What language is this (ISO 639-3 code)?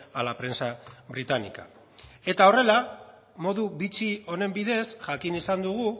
eus